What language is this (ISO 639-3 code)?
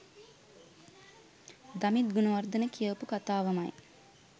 sin